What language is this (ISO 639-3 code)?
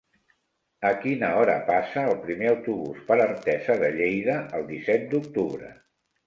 cat